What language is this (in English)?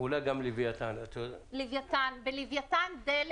Hebrew